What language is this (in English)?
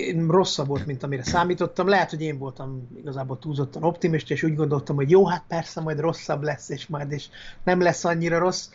Hungarian